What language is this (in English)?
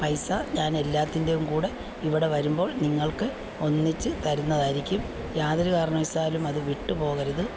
Malayalam